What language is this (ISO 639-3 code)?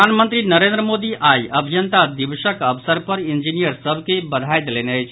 mai